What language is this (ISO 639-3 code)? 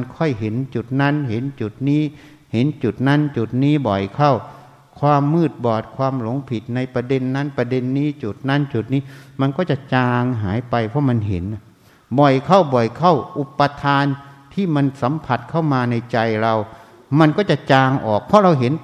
tha